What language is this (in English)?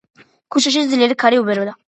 Georgian